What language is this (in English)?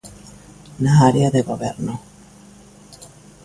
Galician